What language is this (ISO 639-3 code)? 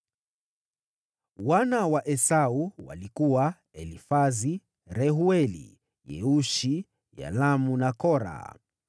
swa